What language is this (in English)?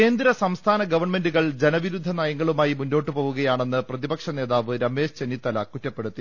Malayalam